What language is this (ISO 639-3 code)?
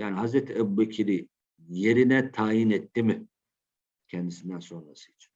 tur